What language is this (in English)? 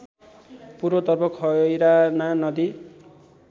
Nepali